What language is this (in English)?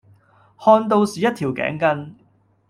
Cantonese